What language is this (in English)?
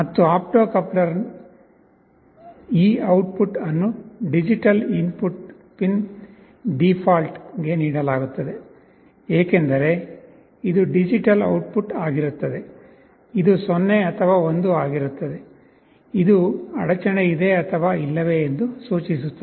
Kannada